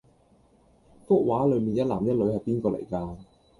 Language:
Cantonese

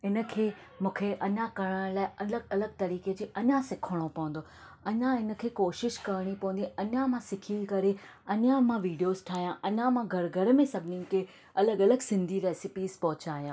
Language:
Sindhi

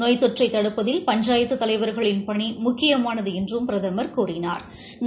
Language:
Tamil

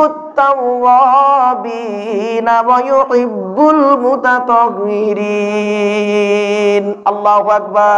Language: Indonesian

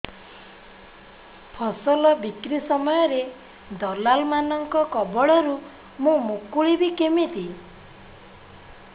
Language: Odia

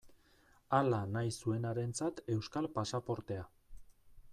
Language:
Basque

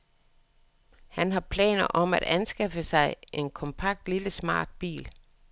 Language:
Danish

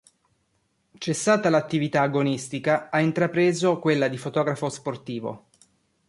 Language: Italian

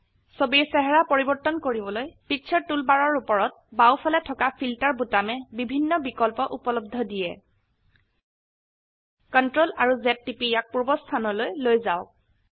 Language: Assamese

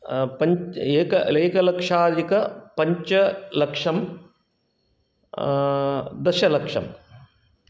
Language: Sanskrit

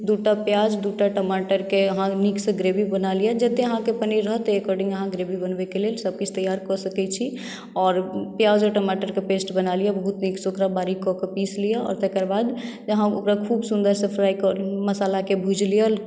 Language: Maithili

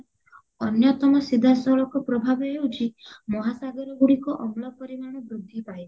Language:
Odia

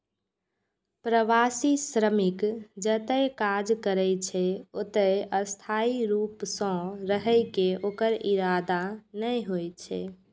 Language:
Maithili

